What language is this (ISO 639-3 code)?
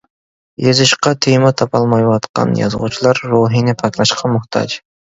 uig